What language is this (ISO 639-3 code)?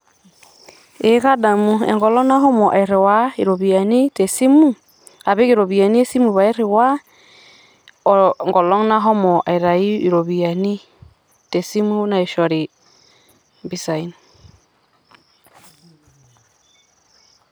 mas